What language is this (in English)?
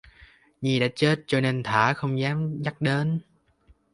Vietnamese